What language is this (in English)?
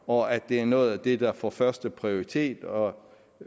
Danish